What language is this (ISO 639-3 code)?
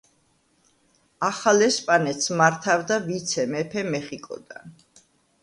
kat